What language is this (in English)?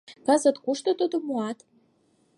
Mari